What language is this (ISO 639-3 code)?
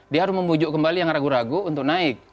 ind